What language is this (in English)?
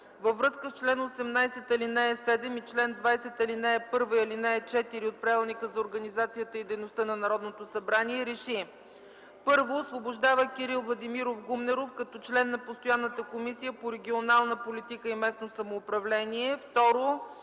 Bulgarian